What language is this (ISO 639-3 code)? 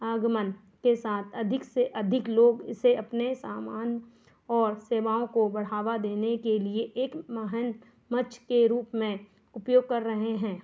hin